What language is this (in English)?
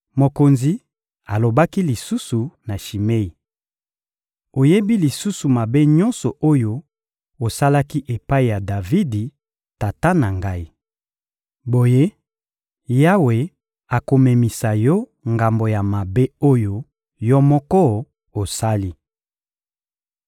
Lingala